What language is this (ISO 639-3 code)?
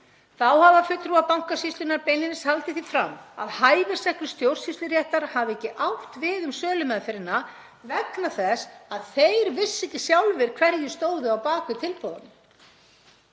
isl